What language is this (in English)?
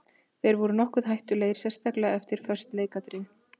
Icelandic